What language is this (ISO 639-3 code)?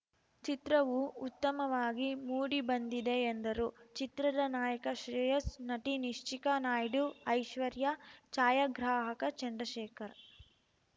kan